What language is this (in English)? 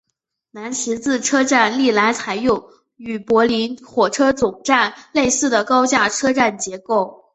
Chinese